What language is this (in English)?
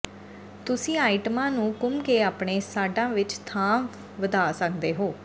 Punjabi